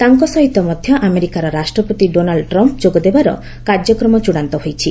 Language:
Odia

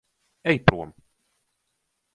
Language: Latvian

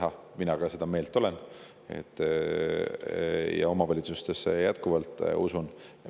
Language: Estonian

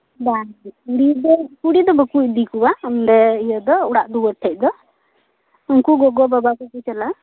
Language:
Santali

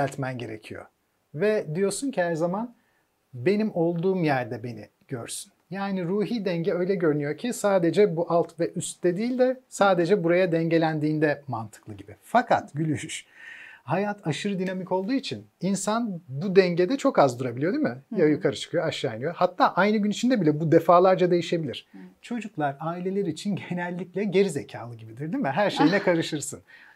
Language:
Turkish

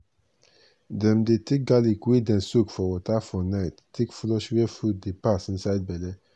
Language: Nigerian Pidgin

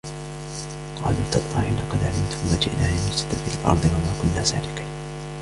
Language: Arabic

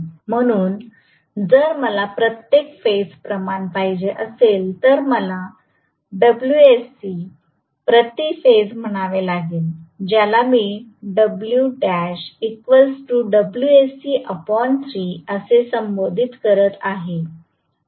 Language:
Marathi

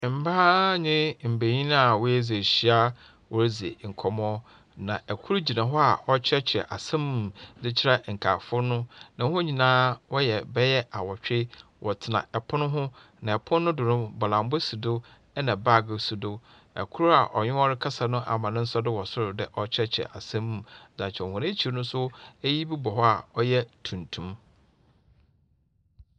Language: Akan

